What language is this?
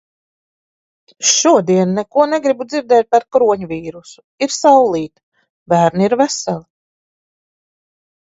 Latvian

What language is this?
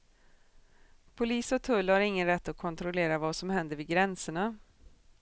Swedish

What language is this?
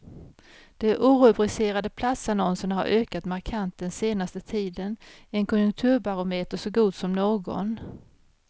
Swedish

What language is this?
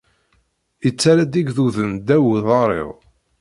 Kabyle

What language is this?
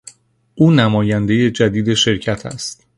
Persian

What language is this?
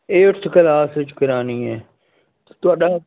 Punjabi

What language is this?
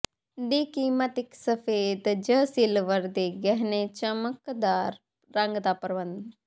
Punjabi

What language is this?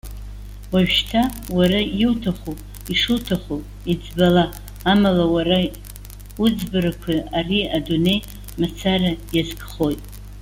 Abkhazian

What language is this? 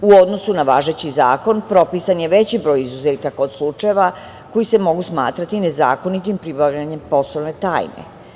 Serbian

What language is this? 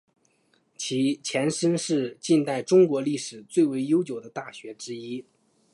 Chinese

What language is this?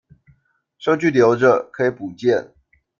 Chinese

